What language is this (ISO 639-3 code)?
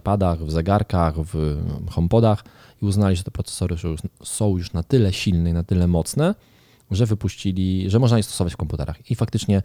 pol